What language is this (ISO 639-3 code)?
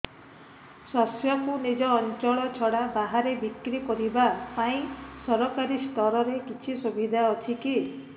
ori